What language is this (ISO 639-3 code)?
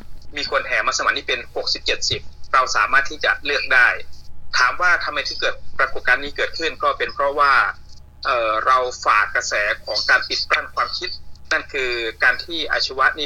tha